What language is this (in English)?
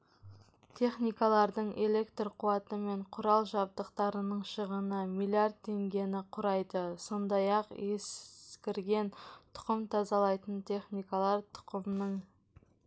Kazakh